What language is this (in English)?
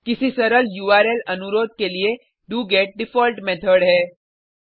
Hindi